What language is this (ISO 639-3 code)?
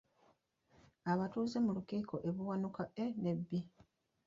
lug